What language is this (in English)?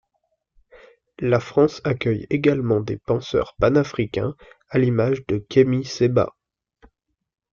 French